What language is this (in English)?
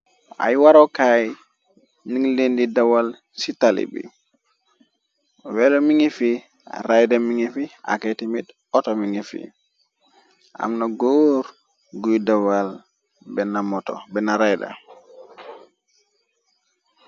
Wolof